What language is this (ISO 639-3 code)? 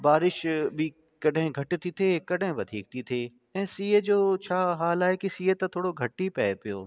snd